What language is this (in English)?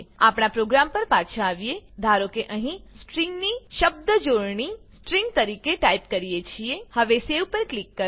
Gujarati